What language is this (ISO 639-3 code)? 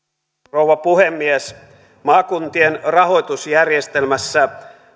fin